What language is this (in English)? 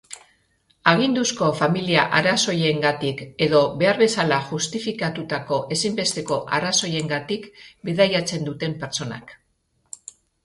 Basque